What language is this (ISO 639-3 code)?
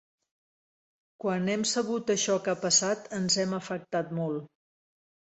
cat